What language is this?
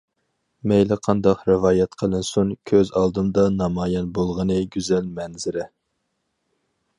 Uyghur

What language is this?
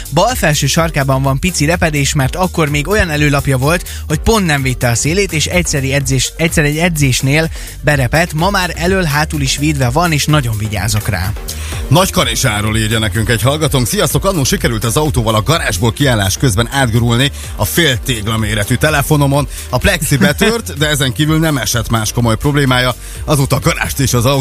Hungarian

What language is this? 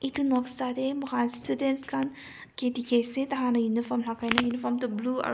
Naga Pidgin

